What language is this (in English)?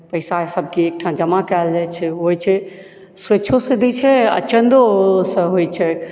Maithili